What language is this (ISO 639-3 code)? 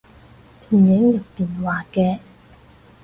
yue